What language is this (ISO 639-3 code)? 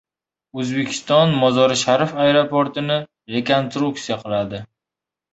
uzb